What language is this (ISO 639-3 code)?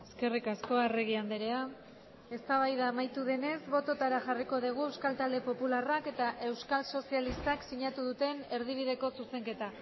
eus